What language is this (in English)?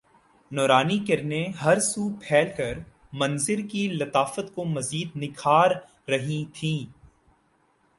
Urdu